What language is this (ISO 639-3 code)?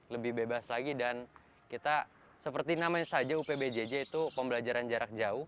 ind